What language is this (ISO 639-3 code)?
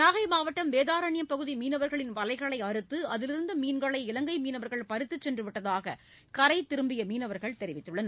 tam